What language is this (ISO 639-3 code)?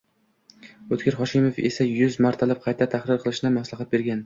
uzb